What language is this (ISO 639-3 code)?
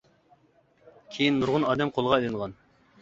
uig